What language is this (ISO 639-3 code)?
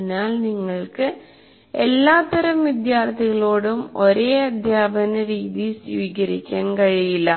mal